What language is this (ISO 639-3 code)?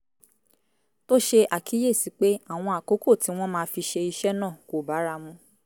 yor